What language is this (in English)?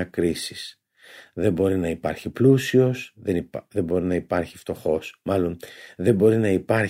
Greek